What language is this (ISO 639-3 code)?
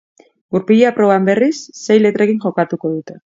eus